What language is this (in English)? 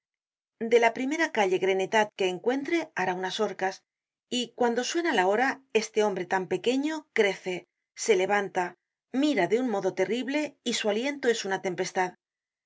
Spanish